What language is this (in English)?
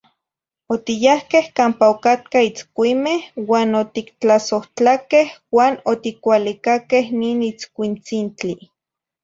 Zacatlán-Ahuacatlán-Tepetzintla Nahuatl